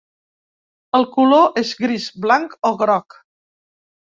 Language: Catalan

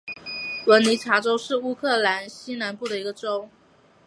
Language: Chinese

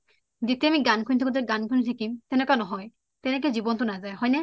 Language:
Assamese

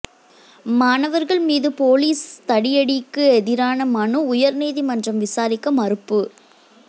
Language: Tamil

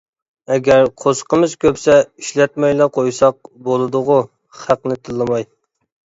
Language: Uyghur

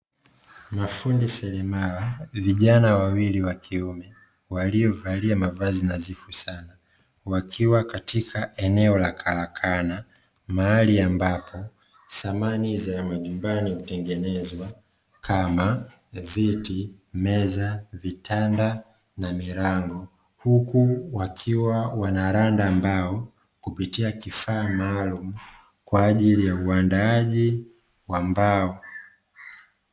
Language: Swahili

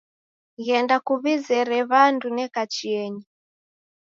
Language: Taita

